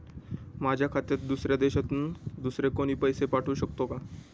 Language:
Marathi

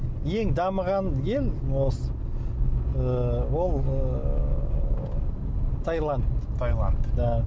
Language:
Kazakh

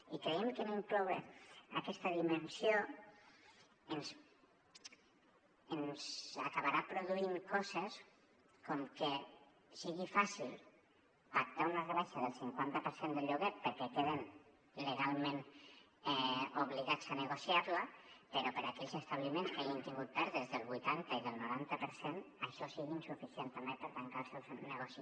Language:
Catalan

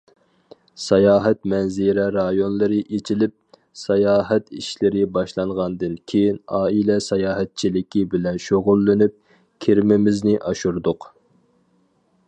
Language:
Uyghur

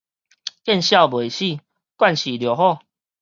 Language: Min Nan Chinese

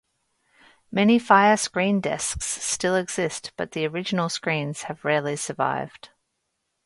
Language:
English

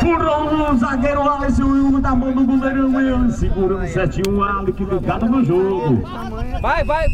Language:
Portuguese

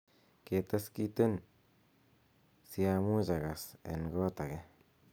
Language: Kalenjin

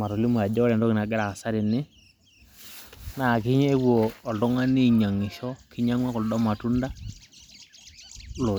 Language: Masai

